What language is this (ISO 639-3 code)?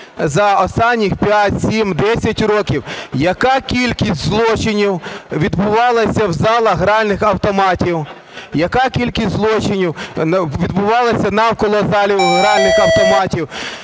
ukr